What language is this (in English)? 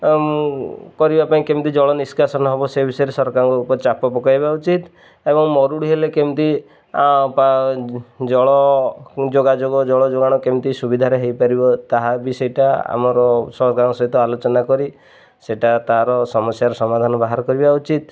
Odia